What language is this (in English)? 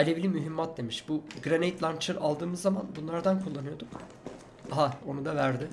Turkish